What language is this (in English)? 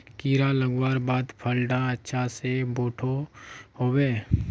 Magahi